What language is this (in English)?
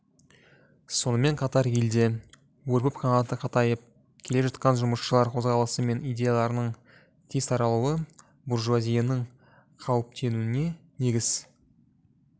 Kazakh